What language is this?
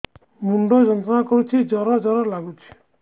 Odia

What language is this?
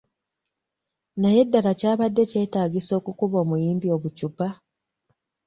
Ganda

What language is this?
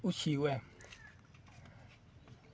Dogri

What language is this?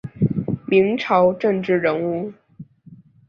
Chinese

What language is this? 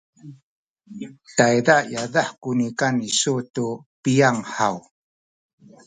Sakizaya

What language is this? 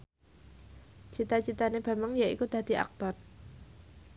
Javanese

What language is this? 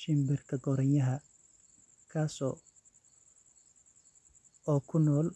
Somali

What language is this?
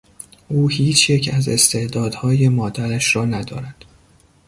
Persian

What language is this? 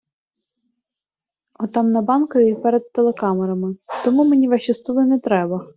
Ukrainian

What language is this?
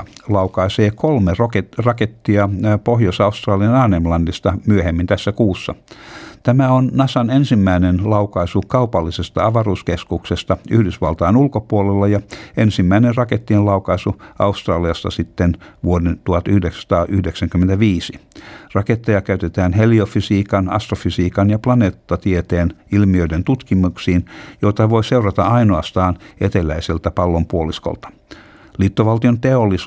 Finnish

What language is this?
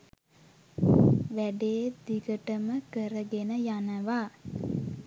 Sinhala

